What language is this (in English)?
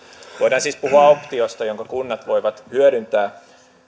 Finnish